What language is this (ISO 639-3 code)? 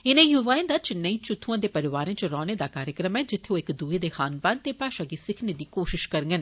doi